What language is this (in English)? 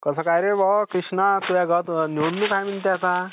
Marathi